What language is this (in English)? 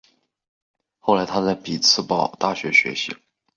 Chinese